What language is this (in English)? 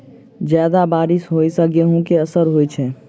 Maithili